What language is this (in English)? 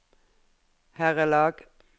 Norwegian